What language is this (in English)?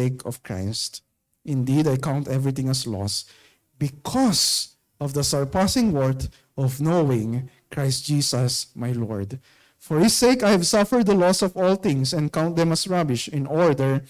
Filipino